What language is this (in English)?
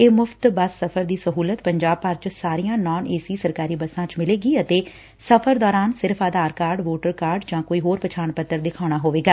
Punjabi